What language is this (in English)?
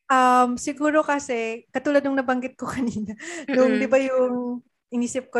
Filipino